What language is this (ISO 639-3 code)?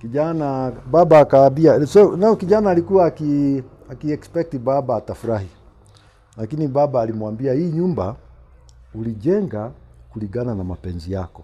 swa